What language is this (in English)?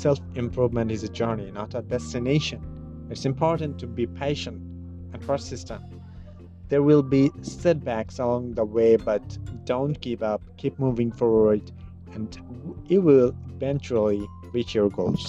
English